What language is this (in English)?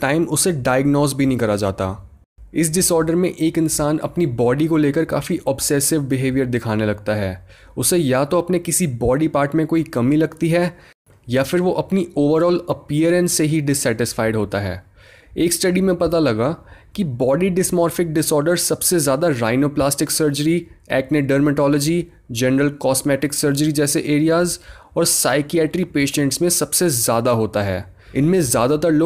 Hindi